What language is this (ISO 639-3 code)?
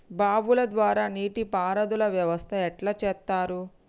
tel